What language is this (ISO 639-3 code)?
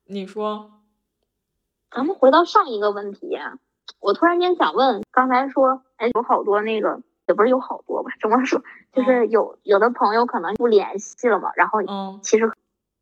zho